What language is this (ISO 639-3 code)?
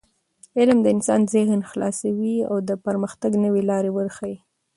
pus